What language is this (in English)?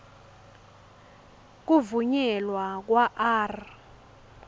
Swati